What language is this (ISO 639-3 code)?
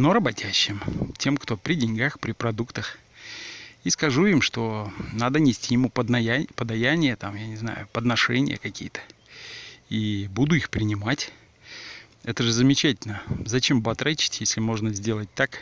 rus